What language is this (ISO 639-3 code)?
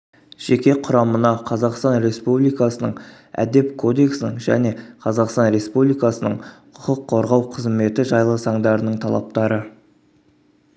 kaz